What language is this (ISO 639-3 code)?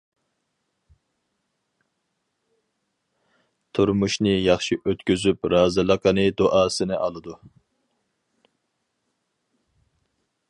uig